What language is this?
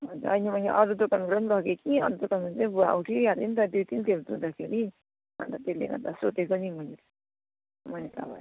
Nepali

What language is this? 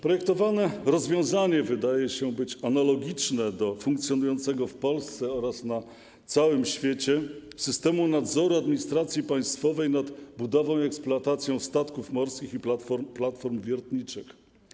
Polish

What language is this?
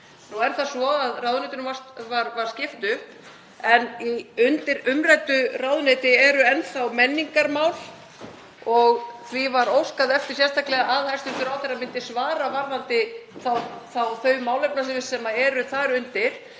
Icelandic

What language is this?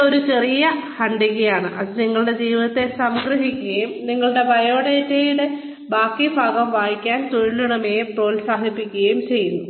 Malayalam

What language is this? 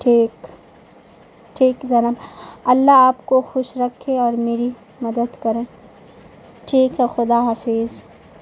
Urdu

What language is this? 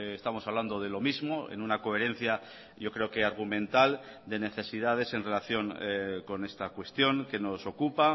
Spanish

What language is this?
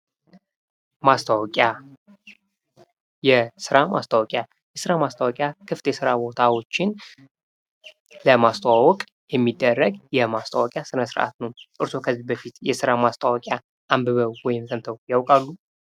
Amharic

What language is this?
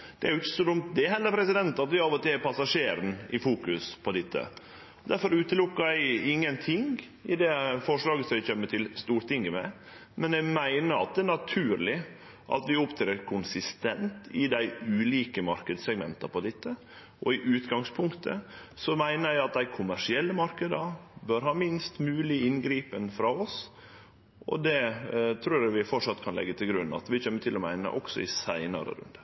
Norwegian Nynorsk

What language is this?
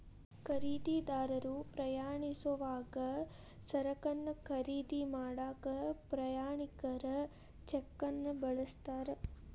Kannada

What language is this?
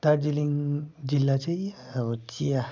Nepali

